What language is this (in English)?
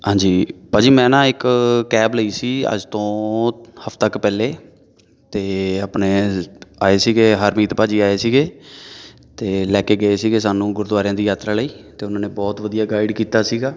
Punjabi